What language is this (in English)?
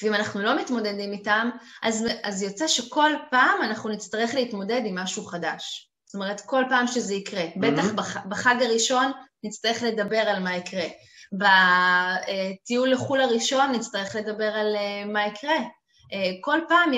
Hebrew